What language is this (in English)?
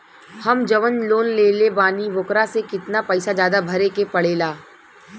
Bhojpuri